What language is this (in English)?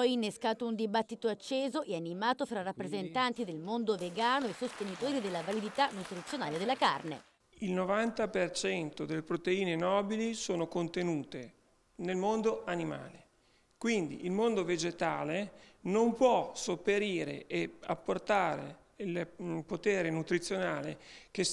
Italian